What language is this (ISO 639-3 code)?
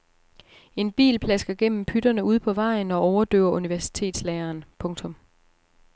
dan